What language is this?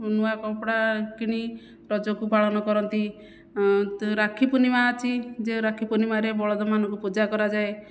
Odia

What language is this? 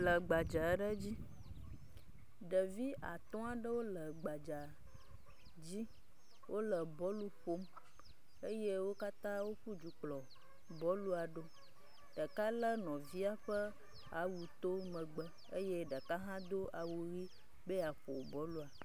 Ewe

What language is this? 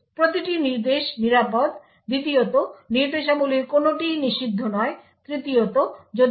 Bangla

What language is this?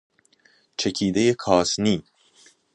Persian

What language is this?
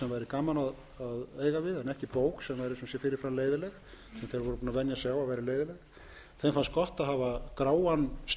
Icelandic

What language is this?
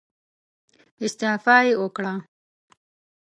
Pashto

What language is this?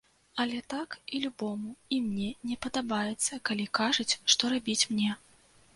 Belarusian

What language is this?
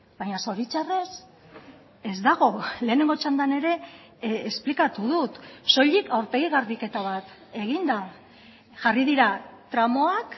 Basque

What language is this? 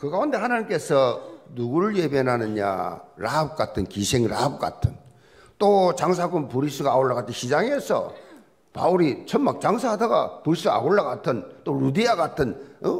Korean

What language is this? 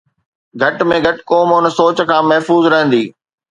Sindhi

